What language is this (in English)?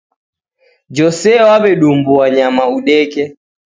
Taita